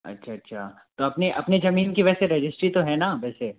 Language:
Hindi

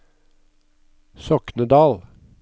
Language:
Norwegian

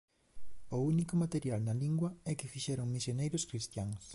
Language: Galician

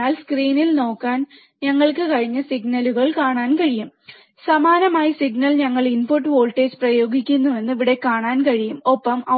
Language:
Malayalam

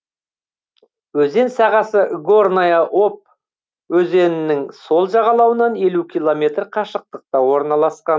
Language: Kazakh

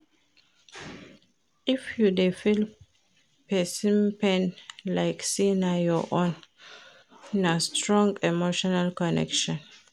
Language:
Nigerian Pidgin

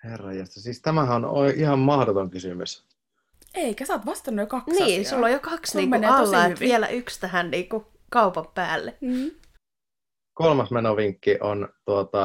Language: Finnish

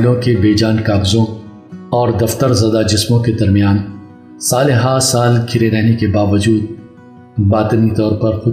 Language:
Urdu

